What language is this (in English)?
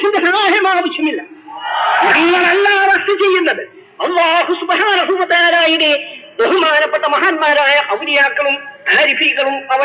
Malayalam